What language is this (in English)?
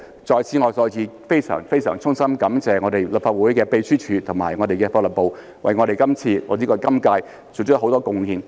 Cantonese